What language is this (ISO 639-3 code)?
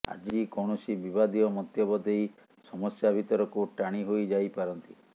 ori